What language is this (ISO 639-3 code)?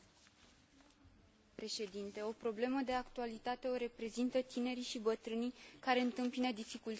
ron